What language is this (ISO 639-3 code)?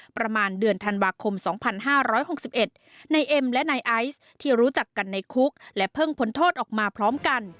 tha